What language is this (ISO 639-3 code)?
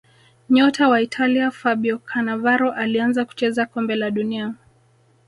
swa